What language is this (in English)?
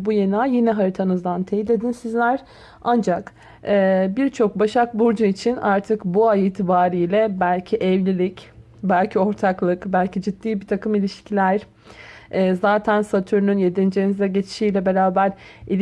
Turkish